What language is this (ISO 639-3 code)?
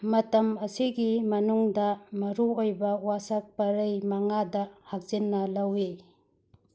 mni